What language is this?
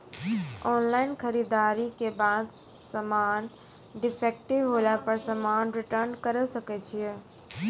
Maithili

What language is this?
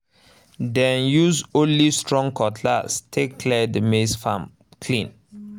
Nigerian Pidgin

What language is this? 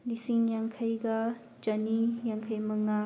Manipuri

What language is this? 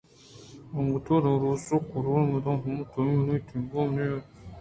Eastern Balochi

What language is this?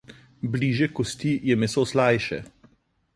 Slovenian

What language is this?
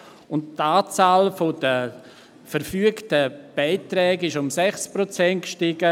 Swiss German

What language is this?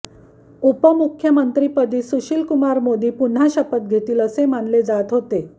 Marathi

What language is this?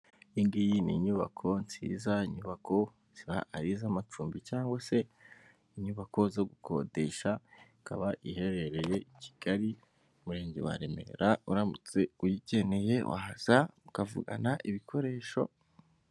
Kinyarwanda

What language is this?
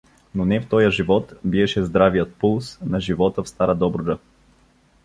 Bulgarian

